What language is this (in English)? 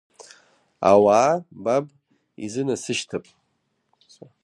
Abkhazian